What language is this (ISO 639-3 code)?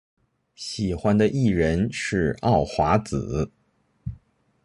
zho